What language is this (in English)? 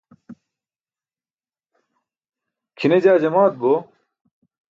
Burushaski